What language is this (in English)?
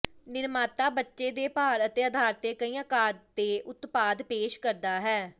Punjabi